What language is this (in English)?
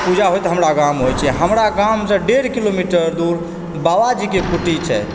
Maithili